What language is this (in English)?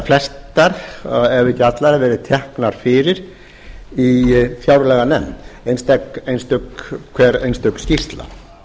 Icelandic